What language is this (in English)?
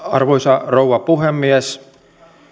Finnish